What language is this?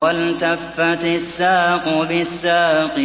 Arabic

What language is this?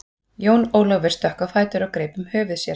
Icelandic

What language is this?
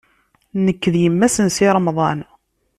Kabyle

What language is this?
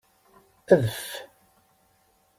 Kabyle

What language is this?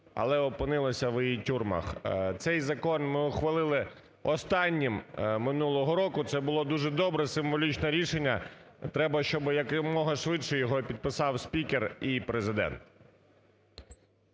Ukrainian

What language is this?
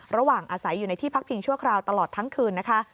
Thai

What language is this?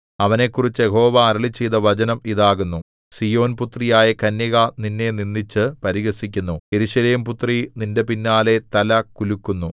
Malayalam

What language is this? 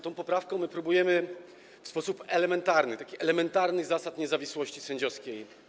Polish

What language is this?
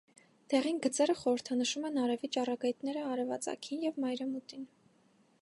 Armenian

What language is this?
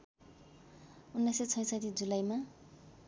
Nepali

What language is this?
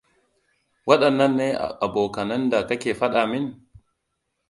Hausa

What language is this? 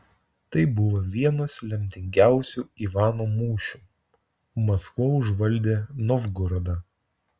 Lithuanian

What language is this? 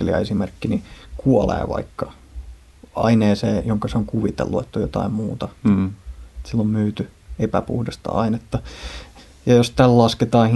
Finnish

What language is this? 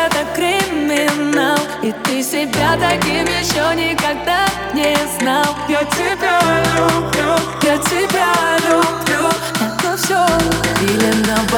Ukrainian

